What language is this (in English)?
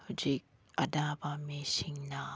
Manipuri